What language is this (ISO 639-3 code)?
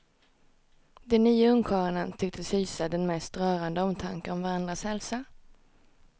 swe